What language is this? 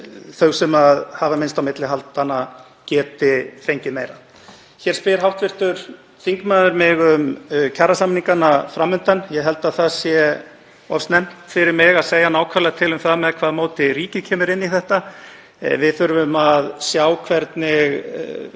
Icelandic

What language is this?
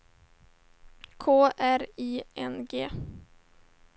Swedish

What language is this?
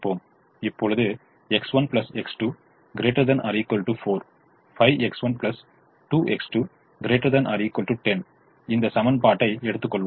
Tamil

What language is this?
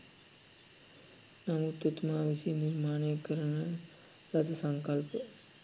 Sinhala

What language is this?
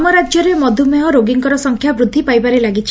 Odia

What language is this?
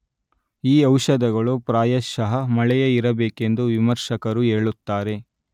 Kannada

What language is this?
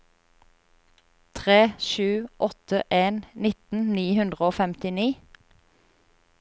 Norwegian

